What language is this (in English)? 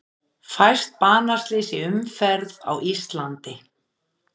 Icelandic